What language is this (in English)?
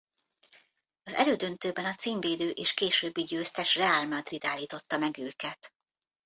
Hungarian